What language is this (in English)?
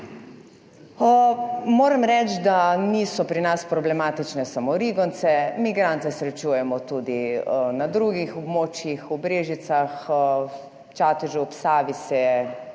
Slovenian